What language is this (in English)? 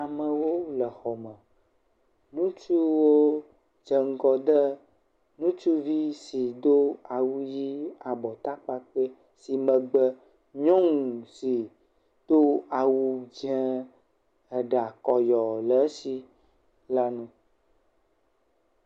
Ewe